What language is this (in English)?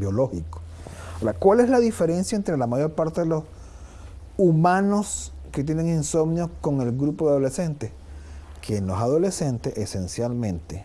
Spanish